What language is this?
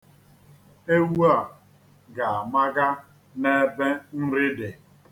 Igbo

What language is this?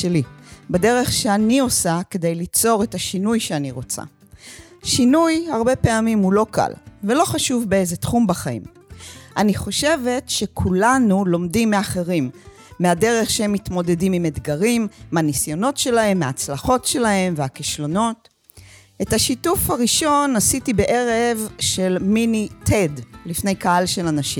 Hebrew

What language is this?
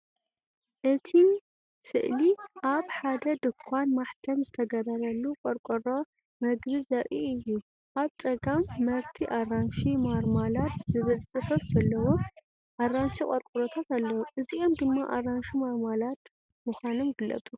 Tigrinya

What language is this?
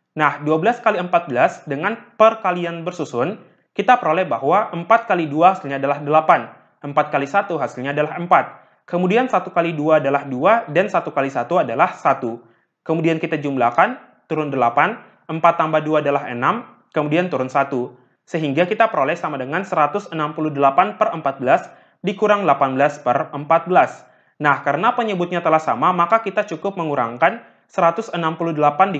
Indonesian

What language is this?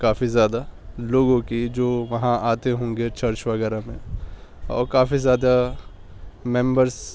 Urdu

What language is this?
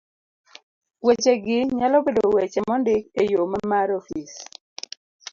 Luo (Kenya and Tanzania)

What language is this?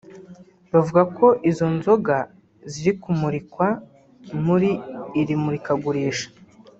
Kinyarwanda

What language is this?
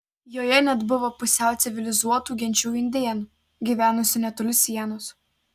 Lithuanian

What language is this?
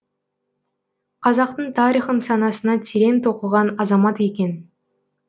Kazakh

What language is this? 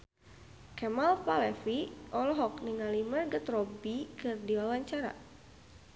Sundanese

